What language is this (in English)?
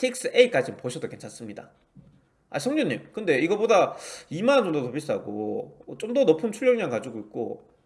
Korean